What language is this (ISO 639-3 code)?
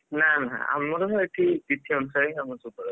ori